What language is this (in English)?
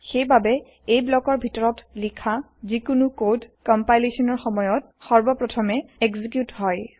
Assamese